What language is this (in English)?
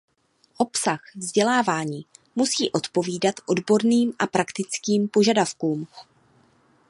Czech